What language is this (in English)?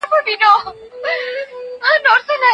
Pashto